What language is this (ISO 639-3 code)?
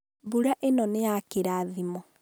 kik